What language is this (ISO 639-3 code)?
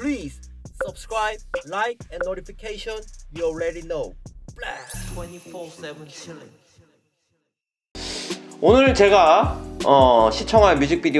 kor